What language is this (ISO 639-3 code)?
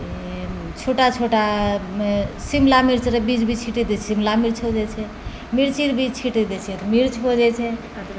mai